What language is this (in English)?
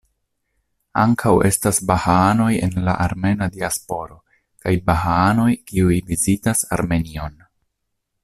Esperanto